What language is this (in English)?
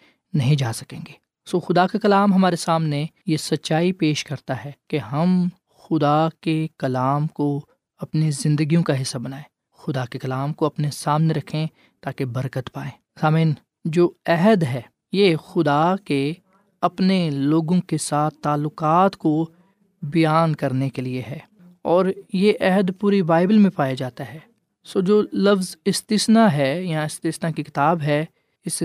Urdu